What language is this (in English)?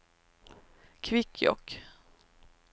Swedish